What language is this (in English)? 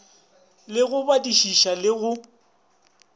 Northern Sotho